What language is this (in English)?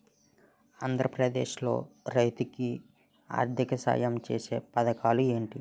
Telugu